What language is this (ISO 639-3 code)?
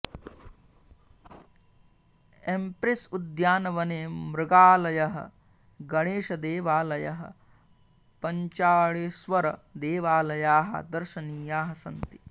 san